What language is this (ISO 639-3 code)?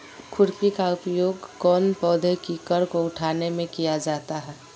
mag